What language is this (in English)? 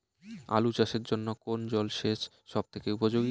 Bangla